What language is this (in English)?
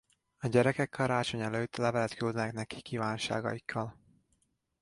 Hungarian